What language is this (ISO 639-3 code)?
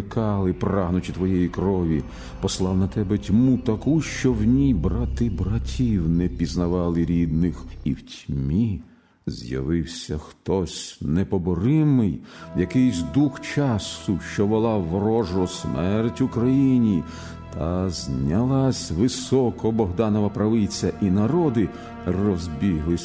ukr